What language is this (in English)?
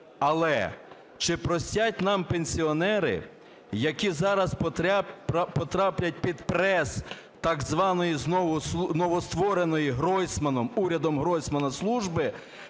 Ukrainian